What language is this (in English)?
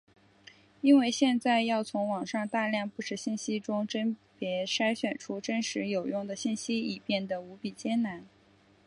Chinese